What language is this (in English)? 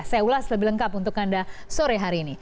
Indonesian